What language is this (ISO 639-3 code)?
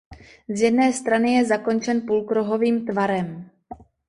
ces